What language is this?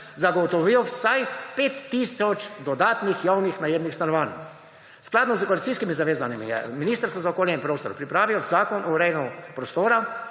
Slovenian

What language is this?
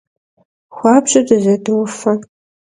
Kabardian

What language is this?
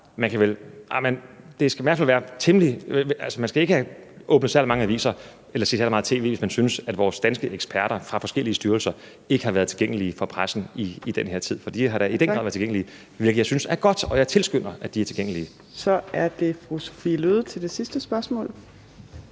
Danish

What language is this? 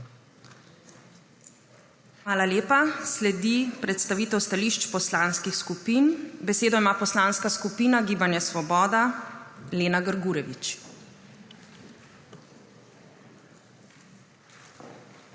Slovenian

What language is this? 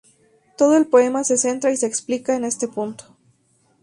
Spanish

